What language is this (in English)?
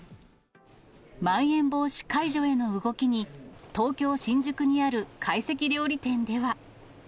Japanese